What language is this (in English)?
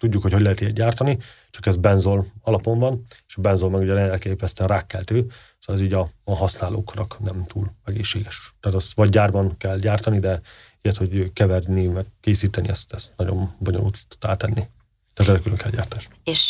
Hungarian